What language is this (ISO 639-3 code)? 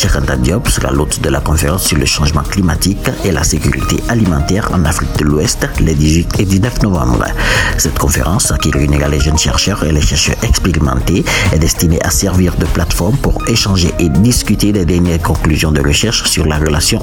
fra